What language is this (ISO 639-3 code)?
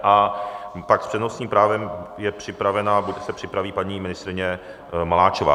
ces